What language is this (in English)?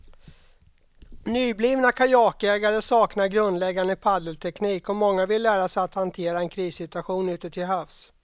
Swedish